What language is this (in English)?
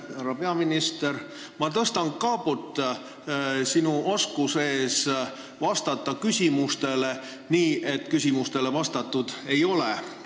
Estonian